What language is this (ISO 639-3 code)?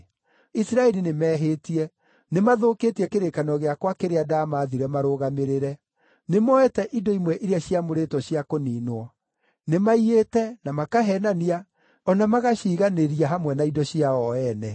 kik